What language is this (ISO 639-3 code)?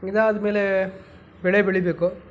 kan